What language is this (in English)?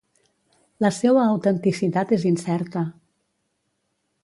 Catalan